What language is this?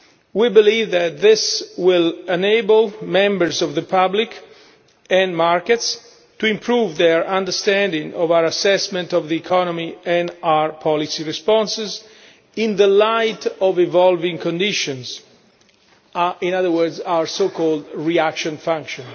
English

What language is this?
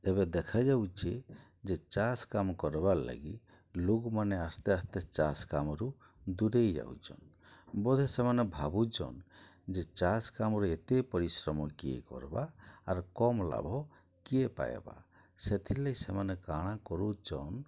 Odia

